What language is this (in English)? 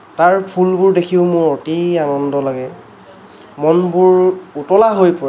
Assamese